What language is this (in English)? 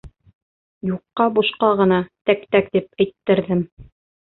Bashkir